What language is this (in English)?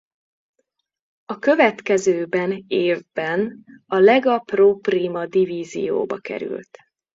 Hungarian